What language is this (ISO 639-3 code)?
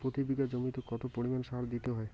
ben